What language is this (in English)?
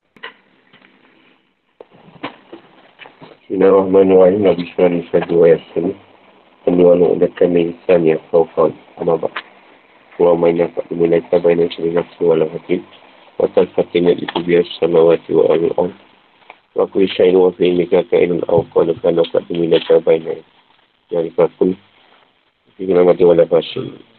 Malay